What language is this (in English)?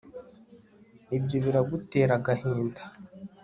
Kinyarwanda